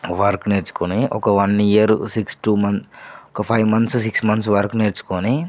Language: Telugu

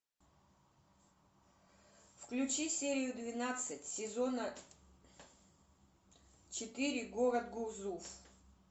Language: Russian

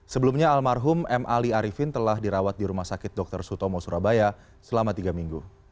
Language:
Indonesian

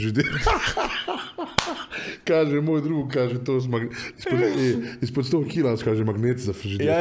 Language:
Croatian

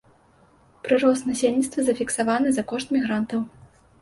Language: Belarusian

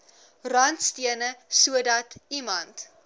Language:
Afrikaans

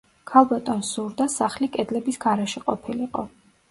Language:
Georgian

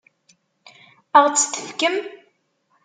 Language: Kabyle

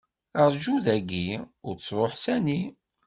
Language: Kabyle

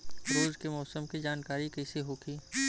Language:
Bhojpuri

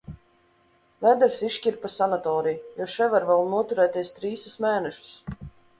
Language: Latvian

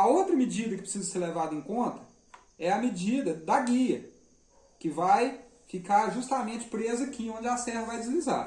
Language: Portuguese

